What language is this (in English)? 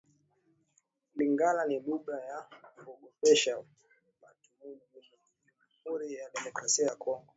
Swahili